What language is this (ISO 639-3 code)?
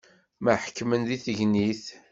kab